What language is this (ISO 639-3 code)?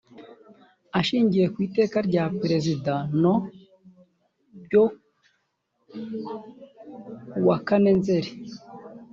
kin